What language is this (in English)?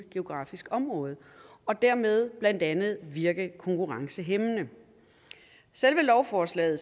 Danish